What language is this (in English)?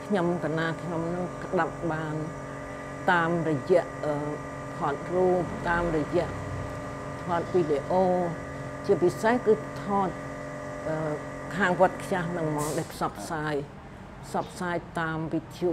Thai